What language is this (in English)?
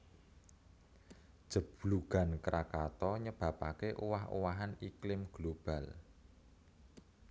Javanese